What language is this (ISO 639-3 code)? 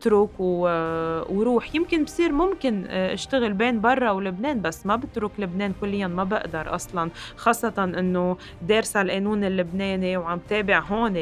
ara